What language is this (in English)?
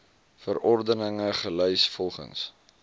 Afrikaans